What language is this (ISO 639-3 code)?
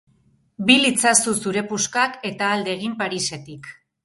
eus